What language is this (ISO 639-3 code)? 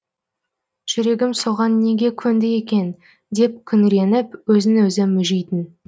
kaz